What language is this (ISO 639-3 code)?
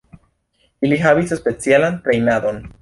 epo